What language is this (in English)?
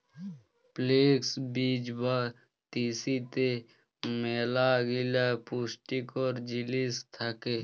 Bangla